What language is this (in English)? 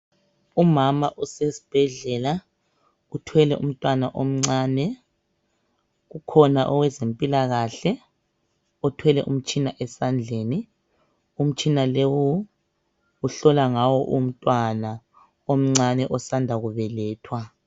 North Ndebele